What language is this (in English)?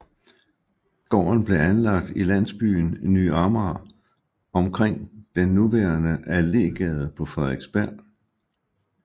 Danish